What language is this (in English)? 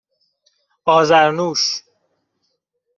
Persian